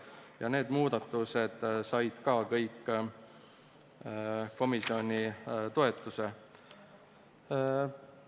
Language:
Estonian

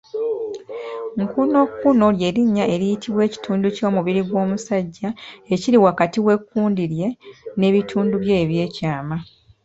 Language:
Ganda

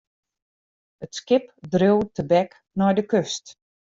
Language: Western Frisian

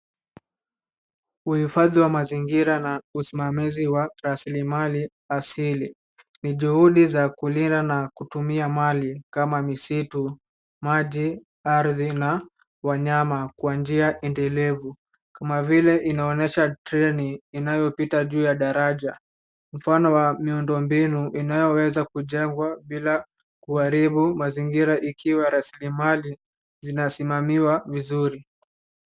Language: Swahili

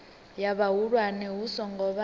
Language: Venda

